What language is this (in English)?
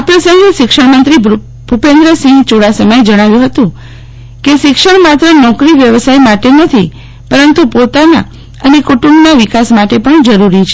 Gujarati